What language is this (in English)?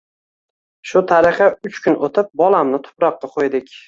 Uzbek